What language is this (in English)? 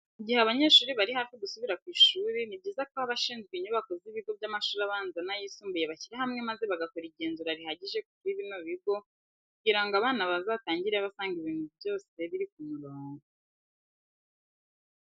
Kinyarwanda